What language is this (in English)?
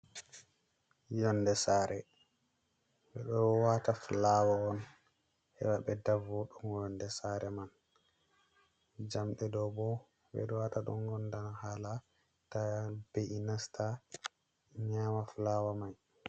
Fula